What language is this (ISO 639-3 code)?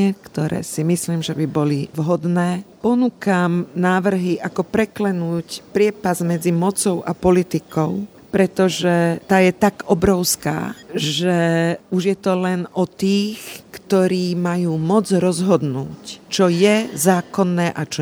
slk